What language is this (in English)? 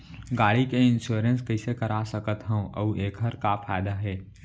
Chhattisgarhi